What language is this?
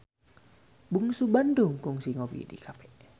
Sundanese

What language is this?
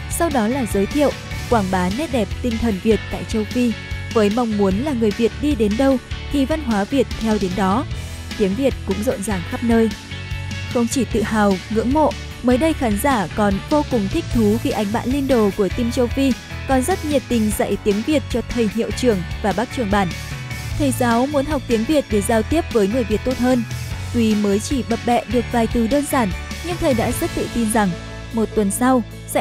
Vietnamese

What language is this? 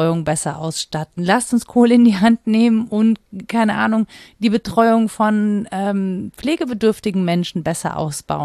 German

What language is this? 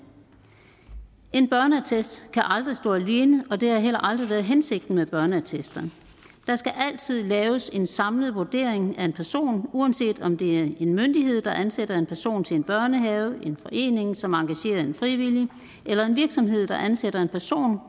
Danish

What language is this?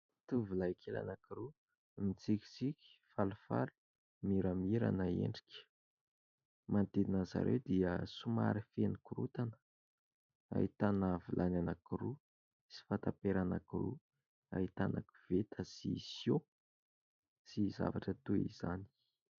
Malagasy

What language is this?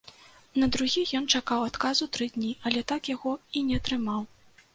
Belarusian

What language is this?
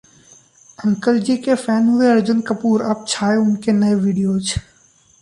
Hindi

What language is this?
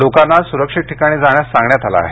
Marathi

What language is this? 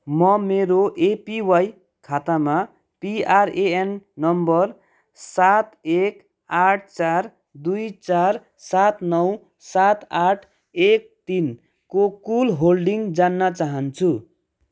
Nepali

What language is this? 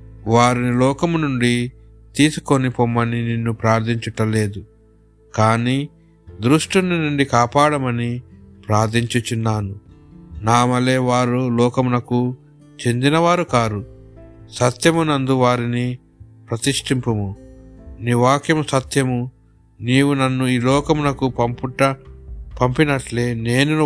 Telugu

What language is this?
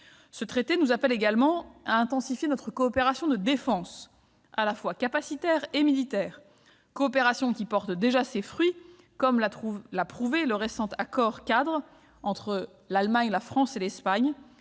French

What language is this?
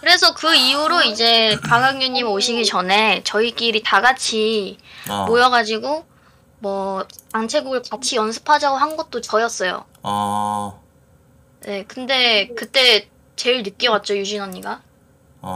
Korean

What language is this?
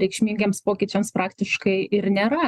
Lithuanian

